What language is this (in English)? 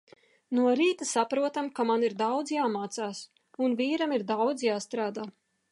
Latvian